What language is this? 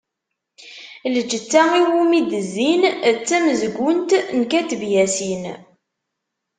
Kabyle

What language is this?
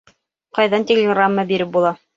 Bashkir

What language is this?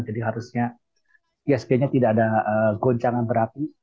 Indonesian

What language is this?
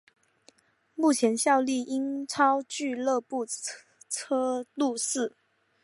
Chinese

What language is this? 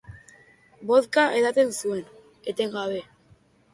Basque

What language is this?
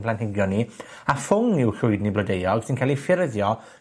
Welsh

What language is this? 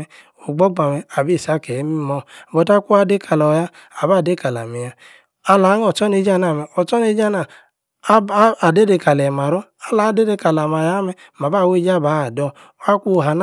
Yace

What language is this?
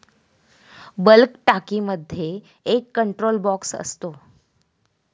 Marathi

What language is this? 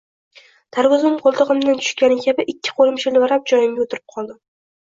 Uzbek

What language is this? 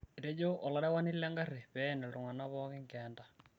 Masai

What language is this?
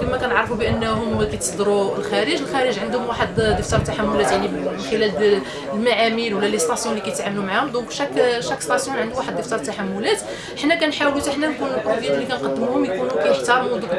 Arabic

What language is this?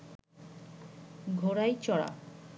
Bangla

